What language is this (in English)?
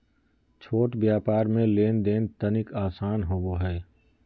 Magahi